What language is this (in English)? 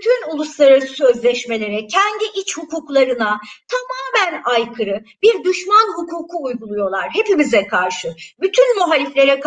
Turkish